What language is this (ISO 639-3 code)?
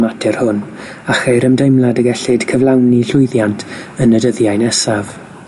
cym